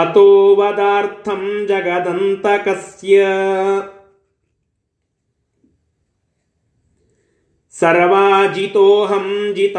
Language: Kannada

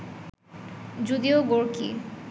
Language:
Bangla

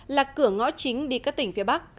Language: Vietnamese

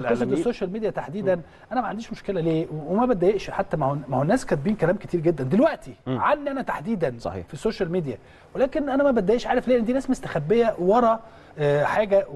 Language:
Arabic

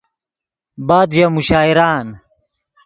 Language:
Yidgha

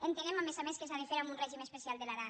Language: Catalan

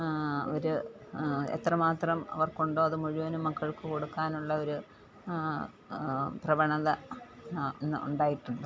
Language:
Malayalam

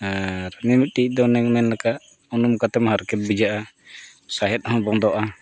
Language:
Santali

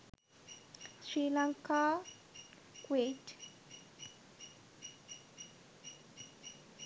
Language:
Sinhala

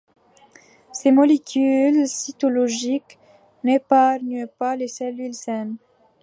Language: French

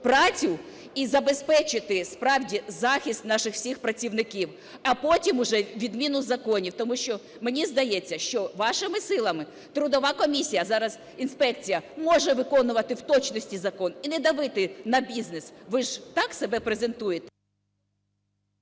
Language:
Ukrainian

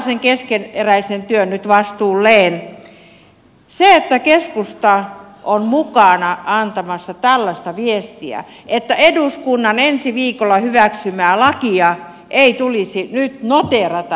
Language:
Finnish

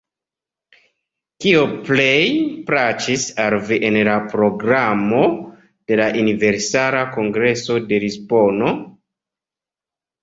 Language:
Esperanto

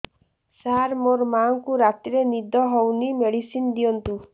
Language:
Odia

